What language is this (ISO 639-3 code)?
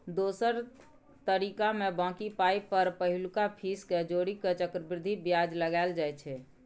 mai